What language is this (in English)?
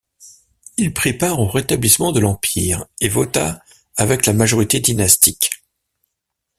French